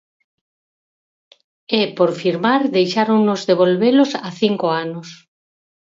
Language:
Galician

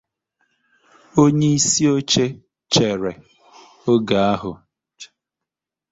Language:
Igbo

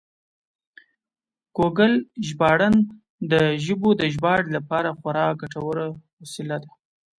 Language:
Pashto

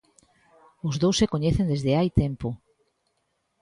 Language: Galician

